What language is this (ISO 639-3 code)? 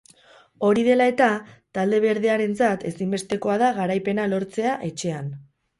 eus